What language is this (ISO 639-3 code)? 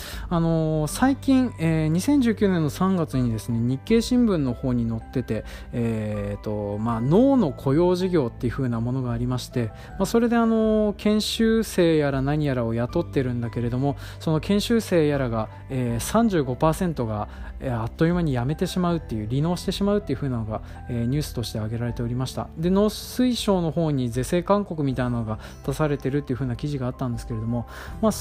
jpn